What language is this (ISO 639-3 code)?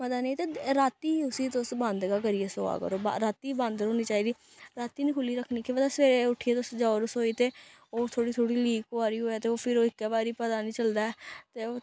doi